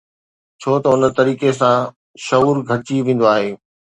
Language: Sindhi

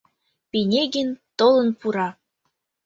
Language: Mari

